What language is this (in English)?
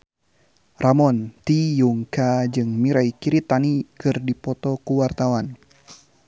Sundanese